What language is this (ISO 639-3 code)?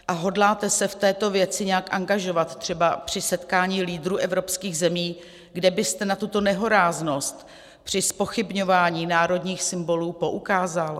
ces